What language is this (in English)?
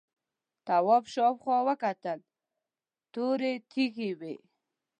Pashto